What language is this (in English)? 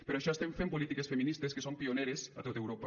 Catalan